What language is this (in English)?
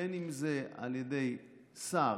Hebrew